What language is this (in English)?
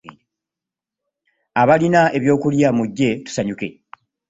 Ganda